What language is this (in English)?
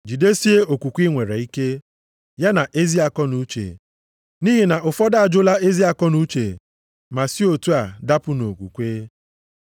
Igbo